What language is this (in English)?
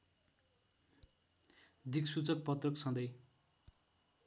Nepali